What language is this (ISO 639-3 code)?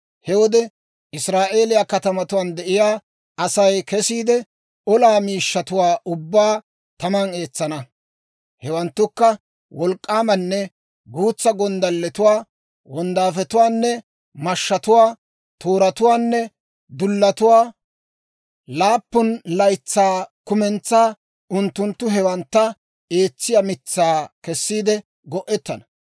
dwr